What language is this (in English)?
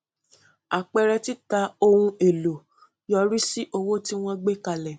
Yoruba